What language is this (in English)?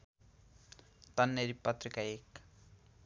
Nepali